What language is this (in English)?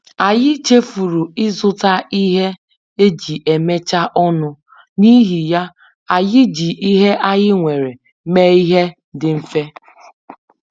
Igbo